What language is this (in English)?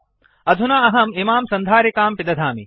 Sanskrit